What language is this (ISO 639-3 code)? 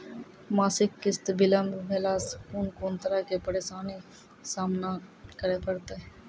mai